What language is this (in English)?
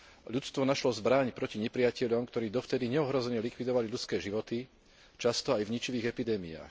Slovak